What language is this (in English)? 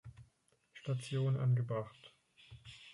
German